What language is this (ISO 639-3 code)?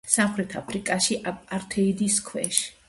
kat